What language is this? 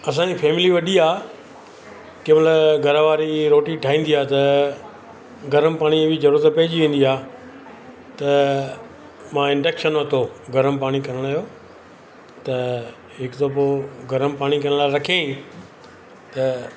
Sindhi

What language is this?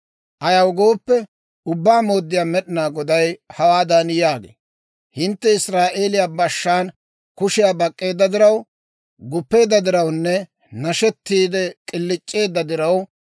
Dawro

